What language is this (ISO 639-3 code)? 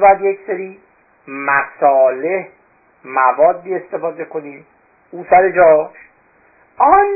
fas